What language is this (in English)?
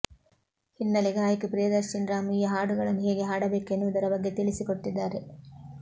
Kannada